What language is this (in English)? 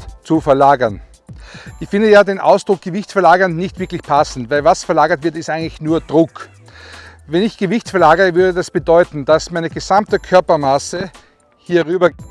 German